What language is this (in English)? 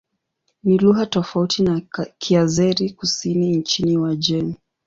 Swahili